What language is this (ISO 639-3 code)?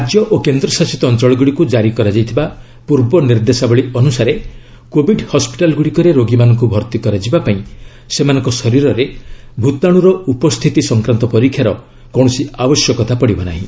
ori